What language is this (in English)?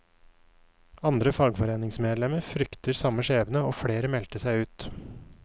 Norwegian